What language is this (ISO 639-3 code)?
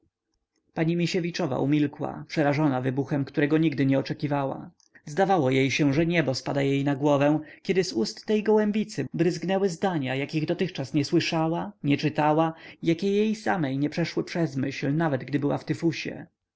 pol